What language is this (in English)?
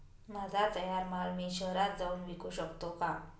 Marathi